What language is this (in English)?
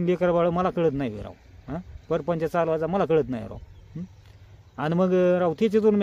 Romanian